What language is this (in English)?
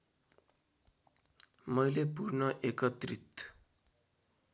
Nepali